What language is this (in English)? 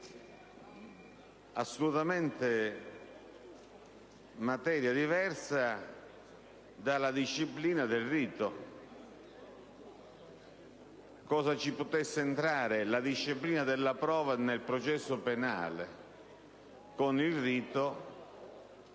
Italian